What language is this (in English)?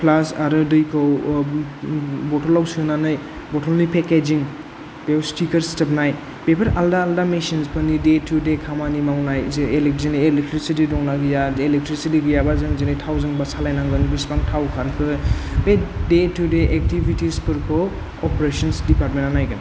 Bodo